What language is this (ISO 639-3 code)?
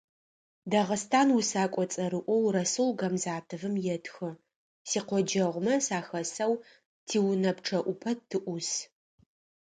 ady